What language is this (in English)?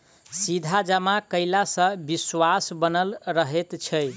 Maithili